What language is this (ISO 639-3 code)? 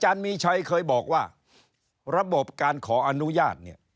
tha